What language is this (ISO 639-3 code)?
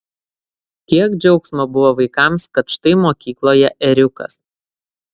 lit